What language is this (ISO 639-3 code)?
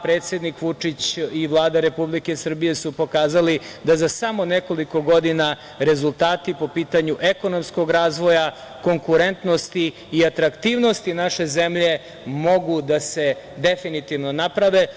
srp